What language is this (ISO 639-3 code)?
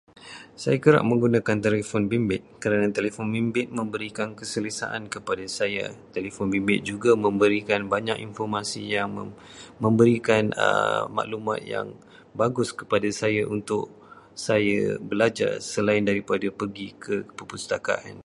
msa